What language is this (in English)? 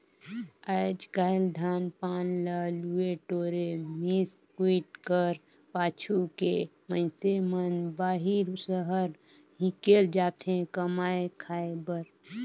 Chhattisgarhi